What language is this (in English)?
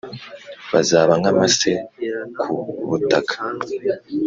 Kinyarwanda